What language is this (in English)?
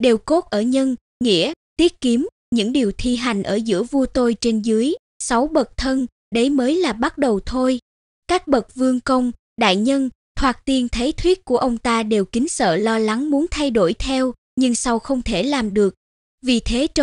Vietnamese